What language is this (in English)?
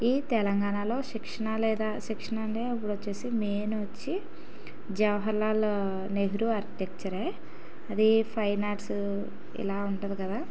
Telugu